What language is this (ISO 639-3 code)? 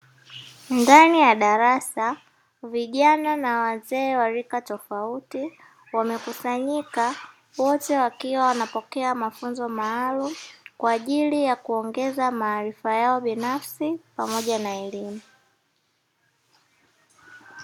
swa